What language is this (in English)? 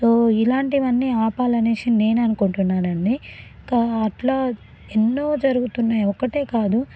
Telugu